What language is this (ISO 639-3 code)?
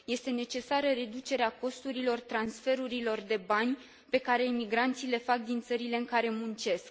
ron